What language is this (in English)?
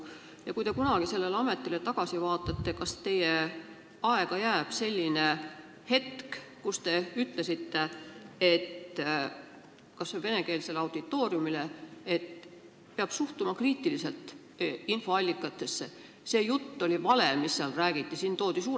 Estonian